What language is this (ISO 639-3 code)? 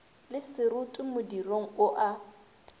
nso